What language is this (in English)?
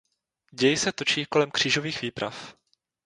Czech